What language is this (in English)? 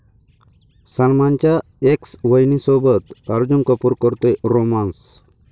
Marathi